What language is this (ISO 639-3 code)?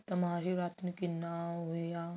pan